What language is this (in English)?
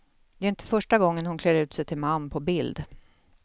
Swedish